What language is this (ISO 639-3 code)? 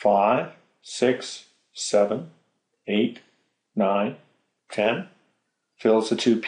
eng